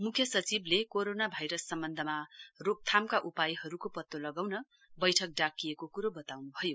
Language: Nepali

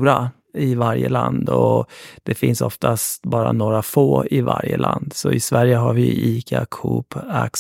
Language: Swedish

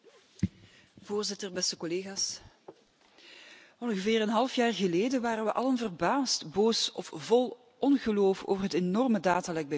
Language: Dutch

